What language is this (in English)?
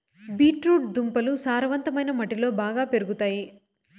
Telugu